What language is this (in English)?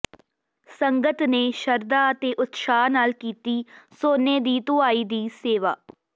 Punjabi